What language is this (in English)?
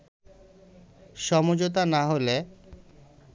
Bangla